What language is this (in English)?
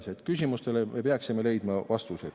Estonian